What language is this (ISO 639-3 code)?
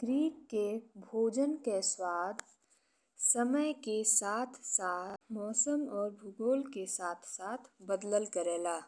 bho